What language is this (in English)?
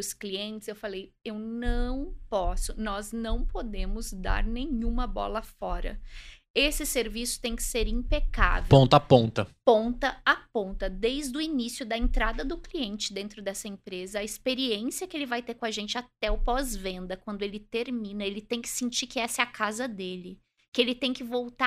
Portuguese